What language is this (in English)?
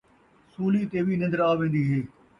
Saraiki